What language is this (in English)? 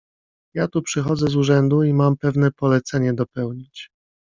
Polish